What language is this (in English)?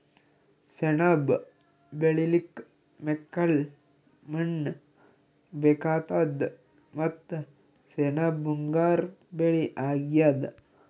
Kannada